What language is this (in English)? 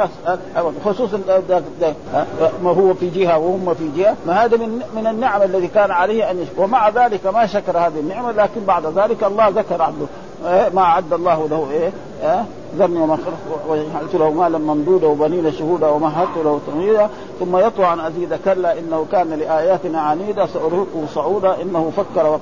Arabic